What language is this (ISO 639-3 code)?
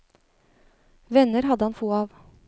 nor